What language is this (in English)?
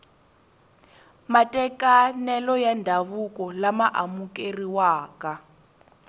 Tsonga